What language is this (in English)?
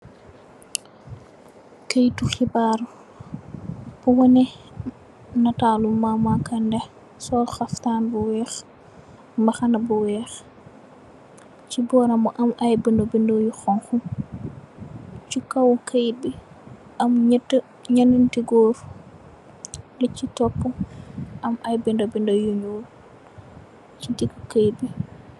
Wolof